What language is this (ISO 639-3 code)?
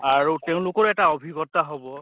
asm